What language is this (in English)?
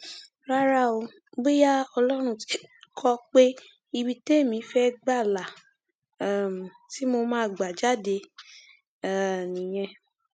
Yoruba